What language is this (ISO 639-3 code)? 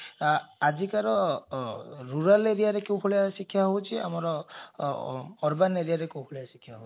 ori